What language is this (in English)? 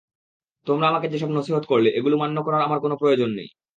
Bangla